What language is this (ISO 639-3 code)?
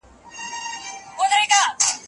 pus